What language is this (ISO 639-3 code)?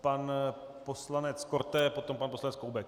ces